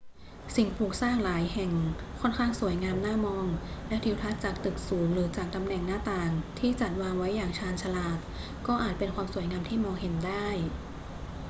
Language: Thai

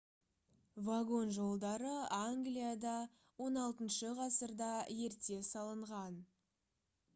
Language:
Kazakh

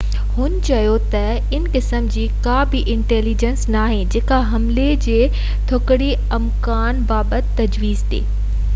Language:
Sindhi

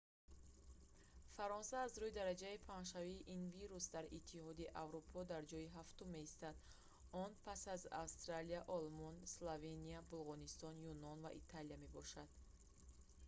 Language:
Tajik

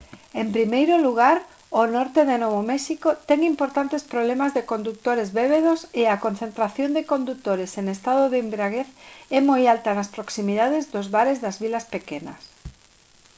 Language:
Galician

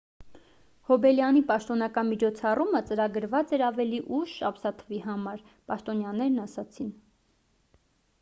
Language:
Armenian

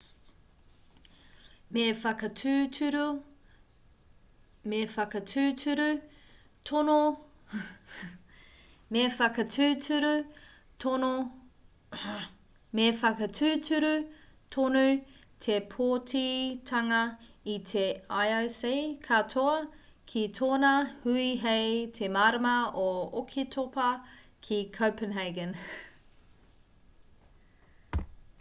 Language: Māori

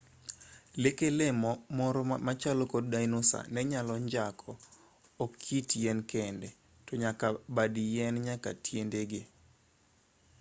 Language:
Luo (Kenya and Tanzania)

